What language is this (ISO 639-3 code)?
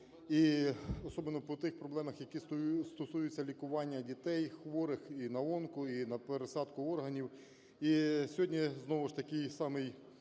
ukr